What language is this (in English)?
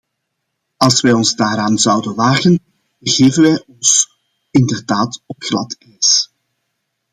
Dutch